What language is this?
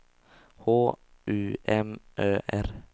Swedish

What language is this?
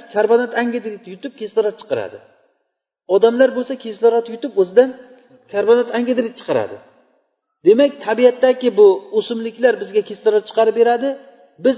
Bulgarian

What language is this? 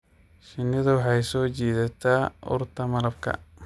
Somali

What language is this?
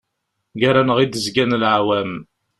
Kabyle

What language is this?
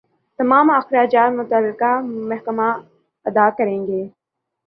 Urdu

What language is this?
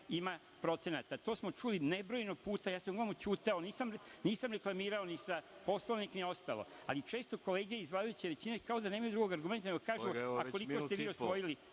Serbian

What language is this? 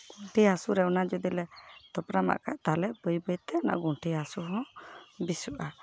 Santali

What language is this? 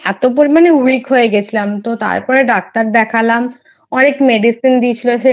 Bangla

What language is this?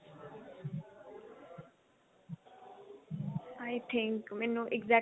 Punjabi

